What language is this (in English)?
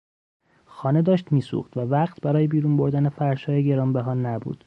Persian